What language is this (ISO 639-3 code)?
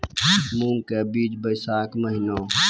mai